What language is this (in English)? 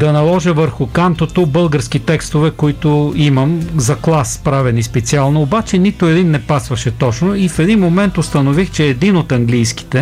Bulgarian